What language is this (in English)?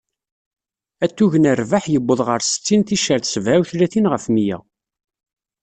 Kabyle